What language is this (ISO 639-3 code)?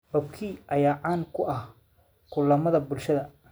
som